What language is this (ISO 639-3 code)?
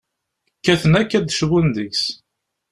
kab